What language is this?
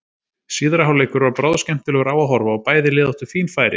Icelandic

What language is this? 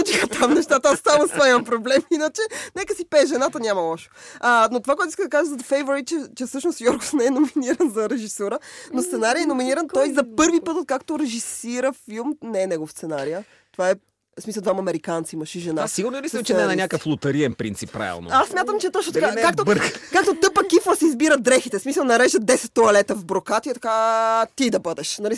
Bulgarian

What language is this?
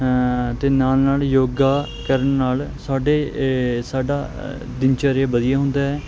Punjabi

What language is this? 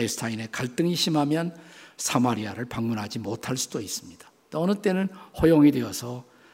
Korean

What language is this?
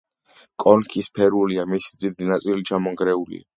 Georgian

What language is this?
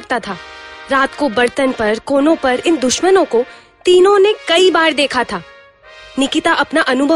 Hindi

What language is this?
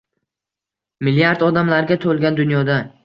Uzbek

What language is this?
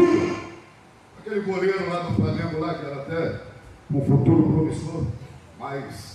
Portuguese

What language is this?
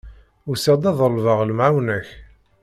Kabyle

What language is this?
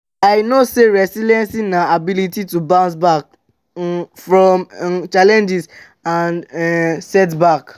Nigerian Pidgin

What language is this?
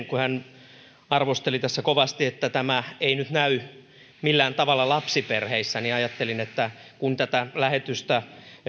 Finnish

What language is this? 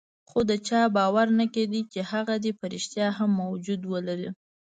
Pashto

